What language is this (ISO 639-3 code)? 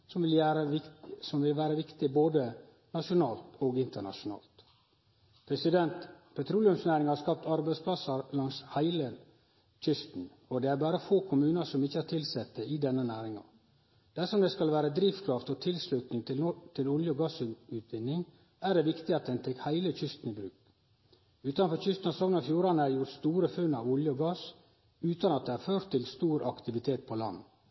nno